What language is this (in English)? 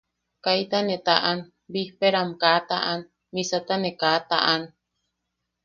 Yaqui